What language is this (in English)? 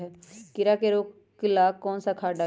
Magahi